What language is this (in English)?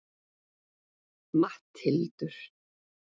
Icelandic